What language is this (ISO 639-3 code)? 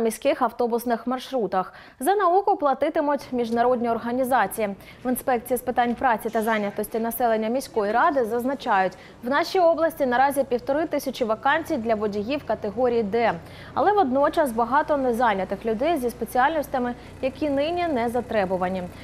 ukr